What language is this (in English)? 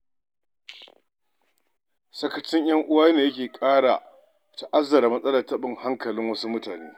Hausa